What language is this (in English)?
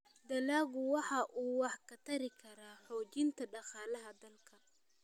Somali